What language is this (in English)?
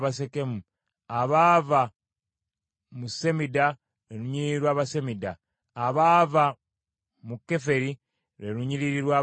Ganda